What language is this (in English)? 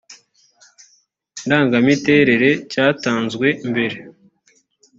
Kinyarwanda